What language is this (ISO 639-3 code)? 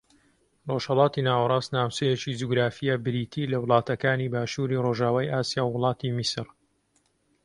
ckb